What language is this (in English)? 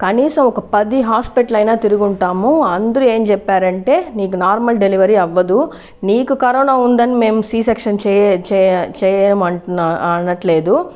Telugu